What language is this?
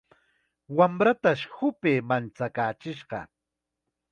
Chiquián Ancash Quechua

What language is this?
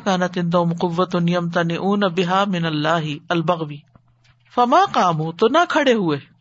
Urdu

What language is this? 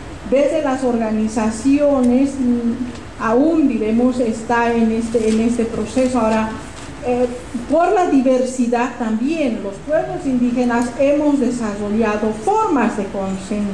Spanish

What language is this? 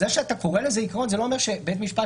Hebrew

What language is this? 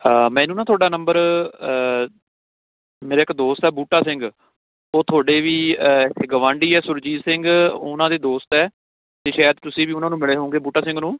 Punjabi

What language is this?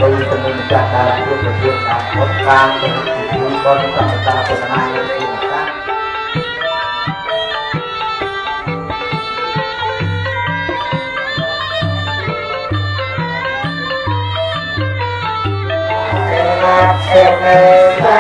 Khmer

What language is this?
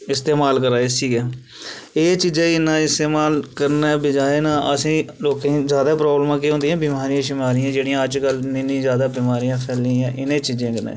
Dogri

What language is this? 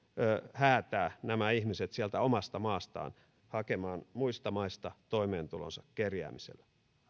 Finnish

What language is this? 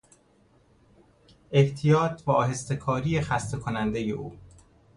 Persian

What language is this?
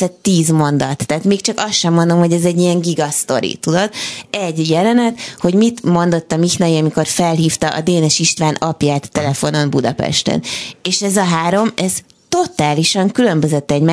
Hungarian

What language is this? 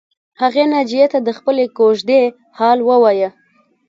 Pashto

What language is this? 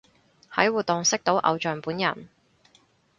Cantonese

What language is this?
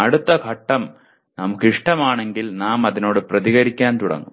Malayalam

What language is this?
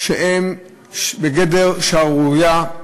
Hebrew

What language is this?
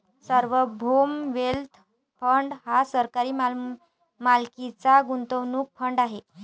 Marathi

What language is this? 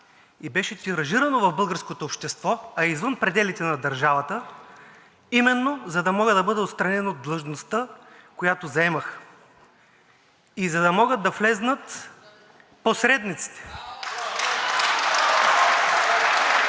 Bulgarian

